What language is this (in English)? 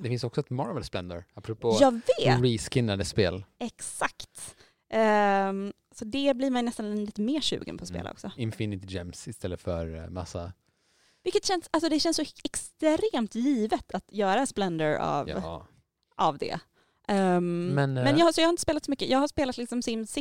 Swedish